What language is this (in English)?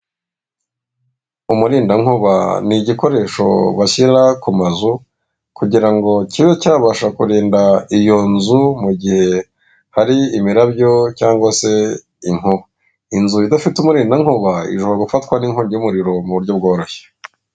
Kinyarwanda